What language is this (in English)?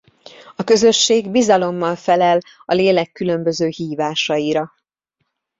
Hungarian